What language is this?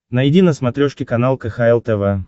Russian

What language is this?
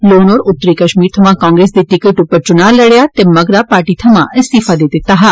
Dogri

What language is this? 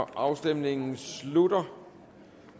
Danish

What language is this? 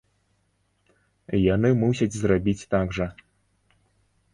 Belarusian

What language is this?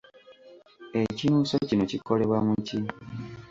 Ganda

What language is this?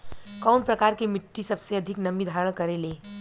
Bhojpuri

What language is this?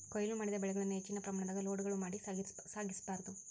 Kannada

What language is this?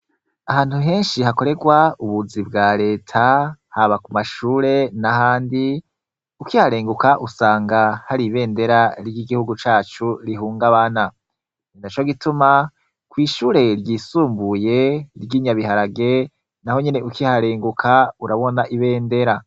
Rundi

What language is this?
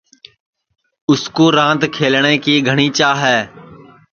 Sansi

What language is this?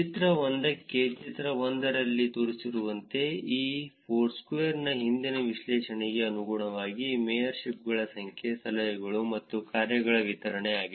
Kannada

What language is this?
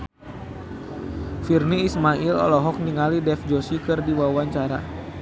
Sundanese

